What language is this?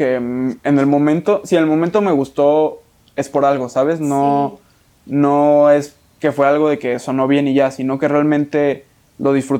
Spanish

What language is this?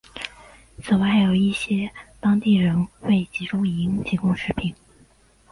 Chinese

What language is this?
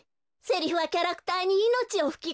Japanese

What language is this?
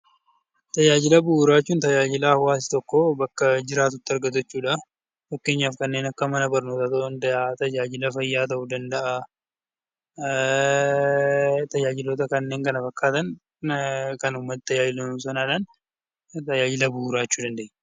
Oromo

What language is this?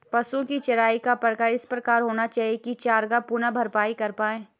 Hindi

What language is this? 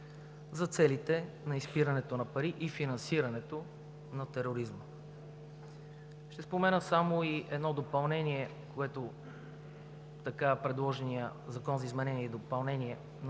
Bulgarian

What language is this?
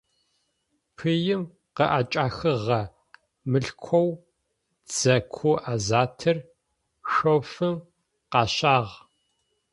Adyghe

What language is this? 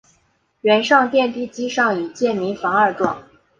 Chinese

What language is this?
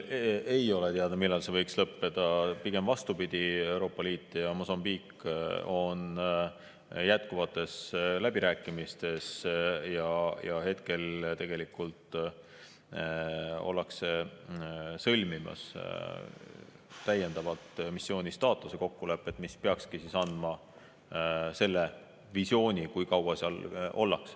Estonian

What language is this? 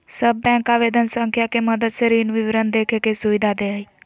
Magahi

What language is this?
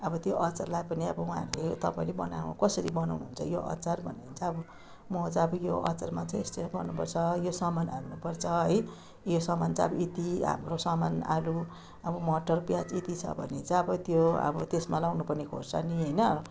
Nepali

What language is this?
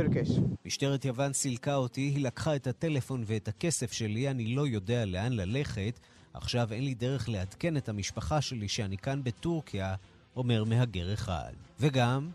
Hebrew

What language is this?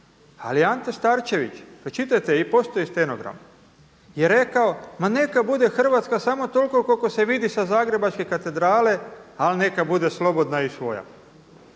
Croatian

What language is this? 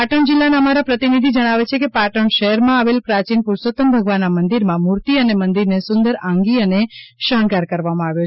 Gujarati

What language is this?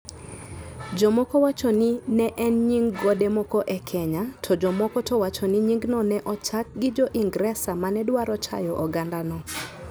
Luo (Kenya and Tanzania)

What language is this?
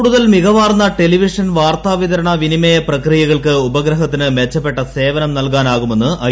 Malayalam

